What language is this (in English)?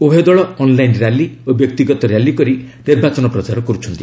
Odia